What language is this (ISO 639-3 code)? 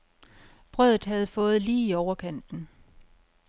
dan